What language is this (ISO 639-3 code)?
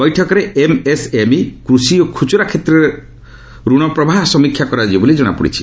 ori